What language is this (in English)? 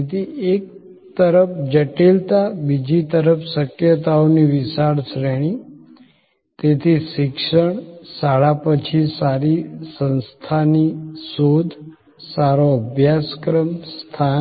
Gujarati